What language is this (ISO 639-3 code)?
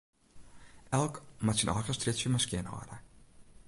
fry